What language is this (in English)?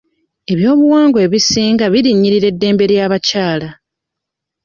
Ganda